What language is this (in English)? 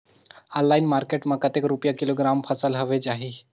Chhattisgarhi